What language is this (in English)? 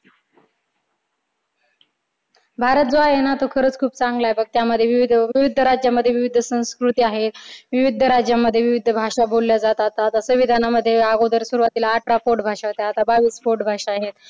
Marathi